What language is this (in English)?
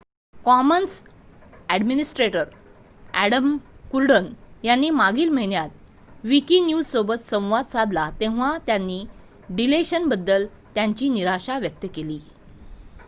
Marathi